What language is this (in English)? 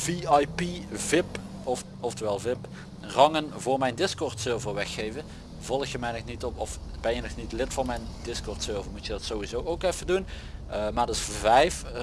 Dutch